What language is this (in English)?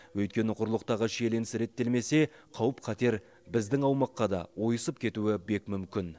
Kazakh